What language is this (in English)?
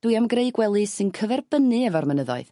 Welsh